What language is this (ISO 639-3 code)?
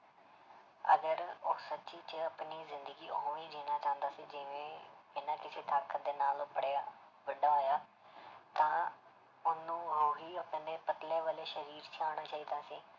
pan